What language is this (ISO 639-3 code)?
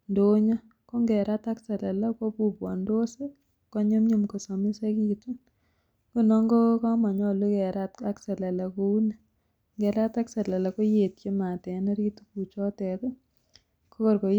kln